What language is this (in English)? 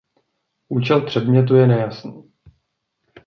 Czech